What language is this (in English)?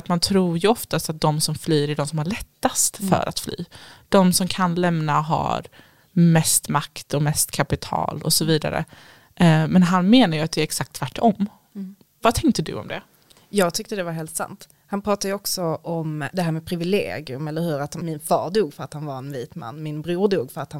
Swedish